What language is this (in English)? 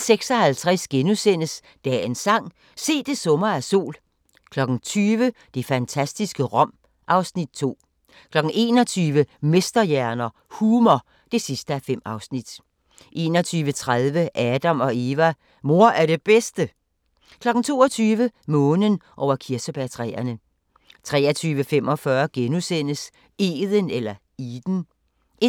Danish